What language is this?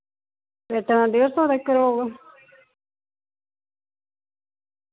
Dogri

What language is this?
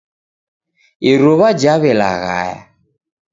Taita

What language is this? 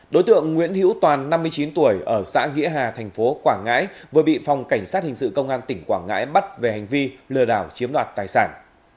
Vietnamese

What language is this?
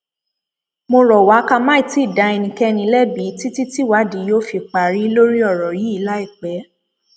Yoruba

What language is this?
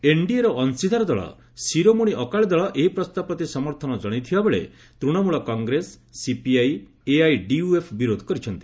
Odia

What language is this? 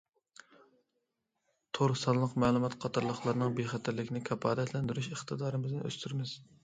Uyghur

